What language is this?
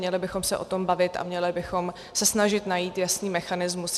Czech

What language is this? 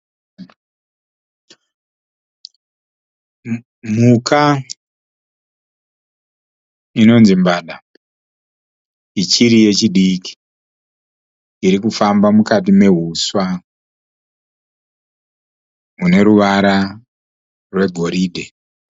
Shona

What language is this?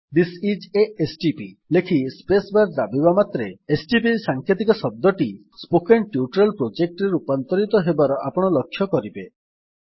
Odia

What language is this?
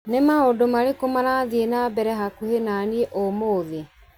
Kikuyu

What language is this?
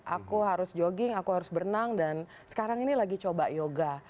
Indonesian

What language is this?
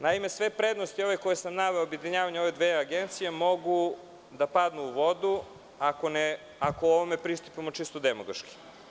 Serbian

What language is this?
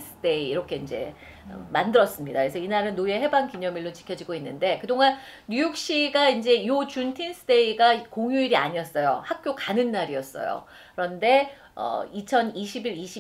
Korean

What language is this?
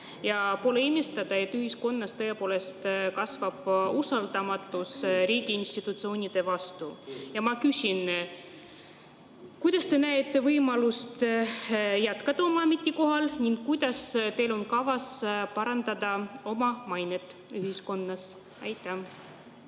Estonian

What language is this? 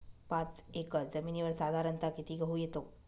Marathi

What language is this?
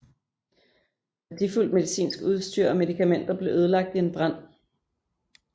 Danish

